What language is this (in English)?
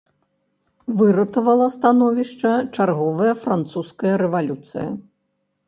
Belarusian